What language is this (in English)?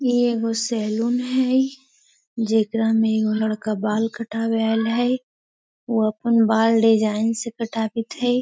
Magahi